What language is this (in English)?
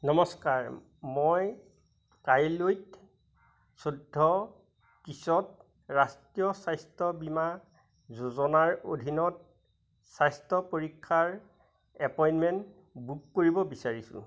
Assamese